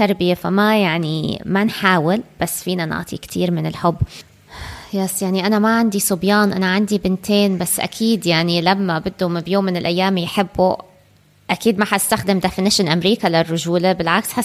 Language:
Arabic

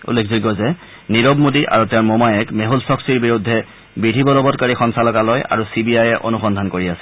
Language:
Assamese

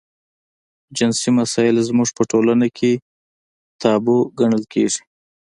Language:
Pashto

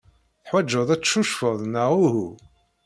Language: Kabyle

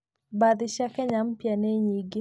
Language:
Kikuyu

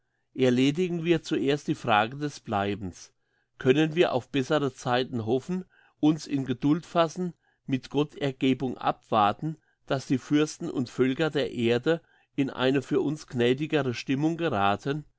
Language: German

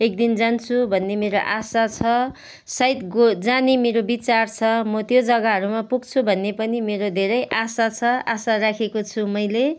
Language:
Nepali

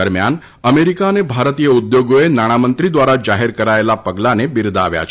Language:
Gujarati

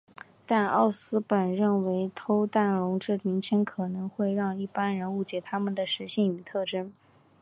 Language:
Chinese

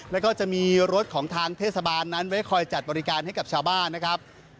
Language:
Thai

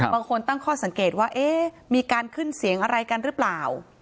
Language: Thai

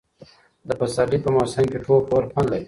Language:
Pashto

